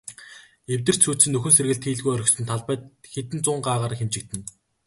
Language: Mongolian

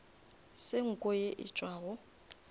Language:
Northern Sotho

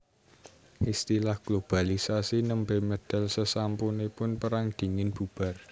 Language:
Javanese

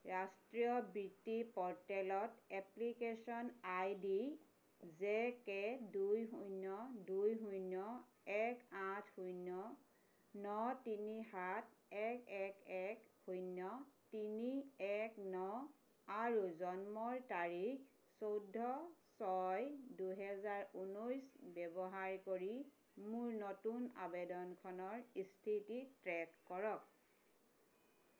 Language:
Assamese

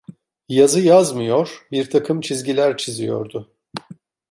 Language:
Turkish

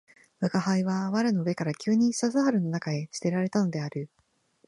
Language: Japanese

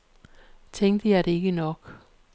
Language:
Danish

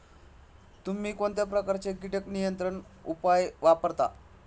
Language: Marathi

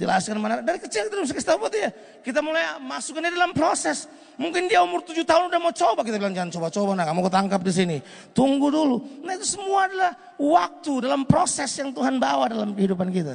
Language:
Indonesian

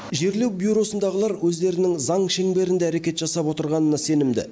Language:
Kazakh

